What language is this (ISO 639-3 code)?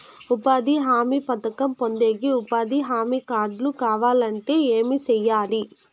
tel